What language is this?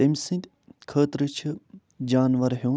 Kashmiri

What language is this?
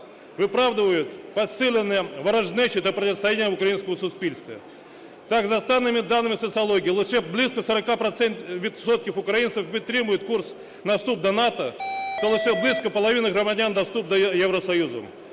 Ukrainian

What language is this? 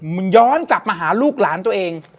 Thai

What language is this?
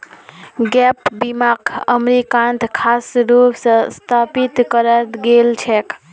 Magahi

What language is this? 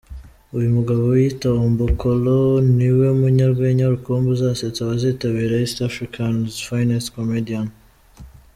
Kinyarwanda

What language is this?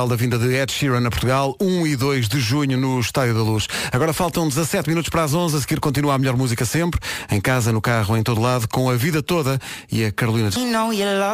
Portuguese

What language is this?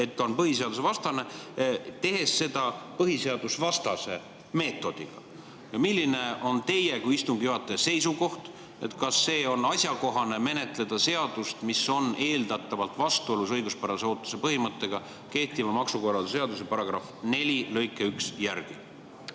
Estonian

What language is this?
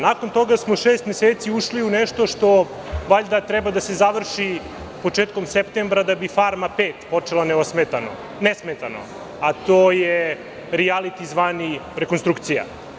Serbian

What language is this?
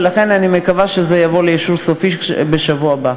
Hebrew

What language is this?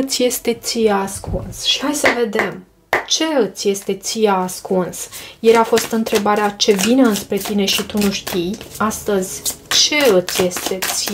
Romanian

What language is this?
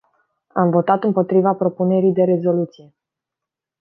Romanian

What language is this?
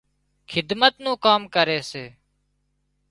Wadiyara Koli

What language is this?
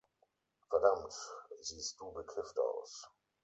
German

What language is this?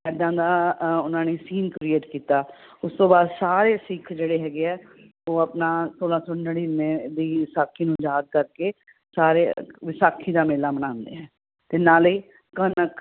Punjabi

